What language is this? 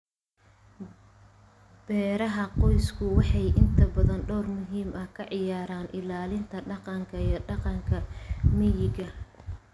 Somali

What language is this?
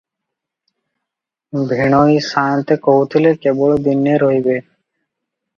Odia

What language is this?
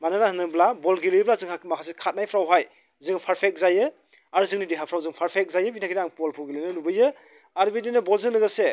Bodo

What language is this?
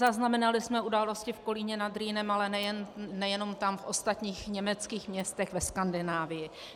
Czech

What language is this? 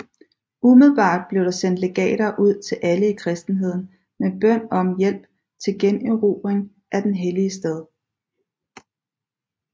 Danish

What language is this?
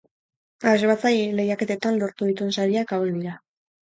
Basque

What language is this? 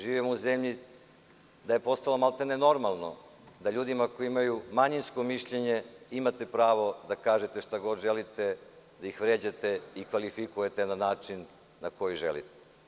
Serbian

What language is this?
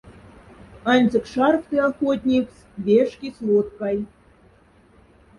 Moksha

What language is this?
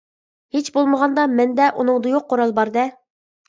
Uyghur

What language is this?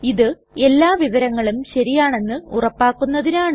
Malayalam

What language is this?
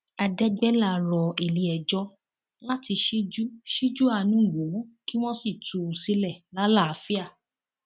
Yoruba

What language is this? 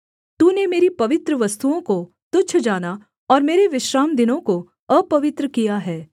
Hindi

